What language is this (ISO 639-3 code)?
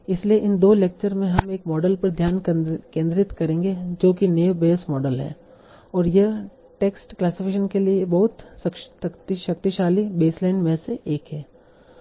hin